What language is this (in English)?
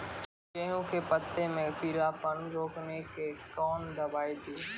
Maithili